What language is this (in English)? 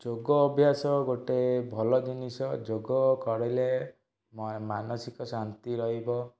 Odia